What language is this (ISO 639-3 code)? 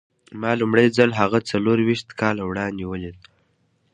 pus